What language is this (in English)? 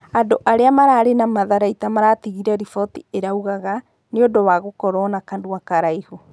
Kikuyu